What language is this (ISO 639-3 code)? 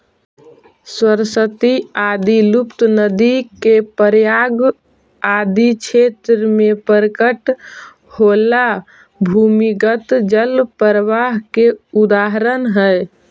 mag